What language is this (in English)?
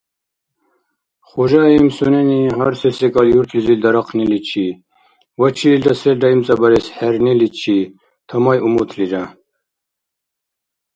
Dargwa